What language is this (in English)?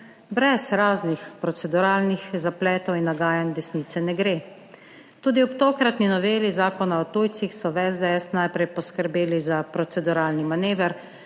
Slovenian